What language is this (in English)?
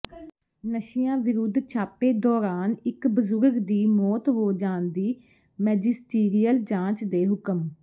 Punjabi